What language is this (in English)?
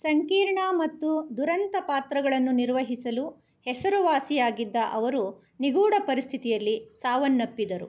Kannada